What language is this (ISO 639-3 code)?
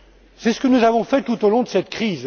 fra